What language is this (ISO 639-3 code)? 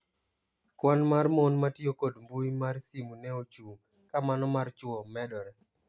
luo